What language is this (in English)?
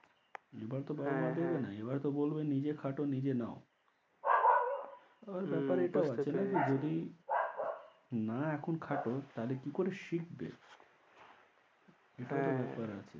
Bangla